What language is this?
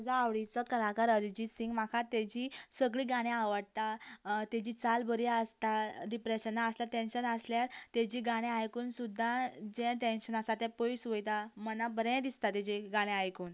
Konkani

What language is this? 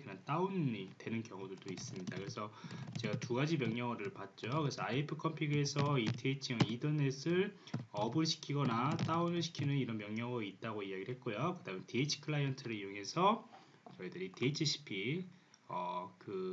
Korean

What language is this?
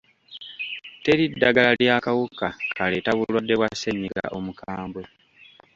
Ganda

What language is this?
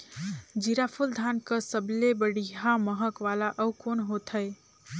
Chhattisgarhi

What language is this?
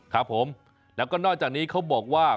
Thai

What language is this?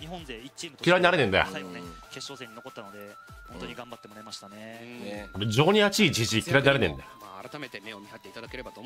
Japanese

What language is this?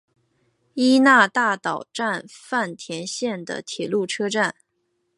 Chinese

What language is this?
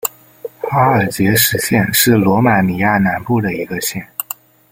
Chinese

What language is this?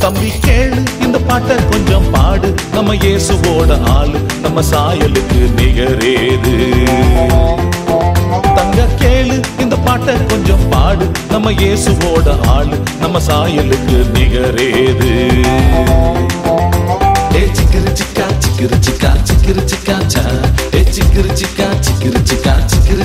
Tamil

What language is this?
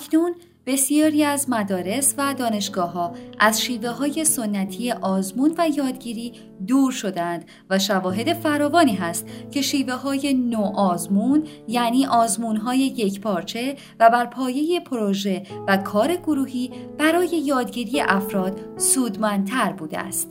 Persian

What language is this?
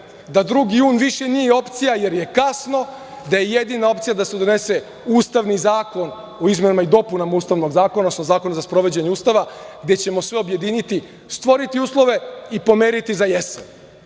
Serbian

